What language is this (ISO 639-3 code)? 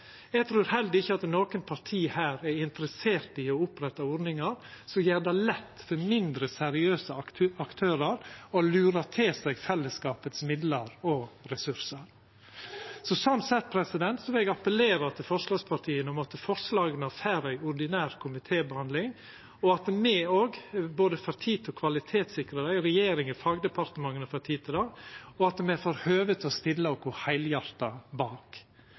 nno